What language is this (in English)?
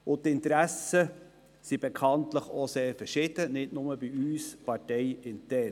Swiss German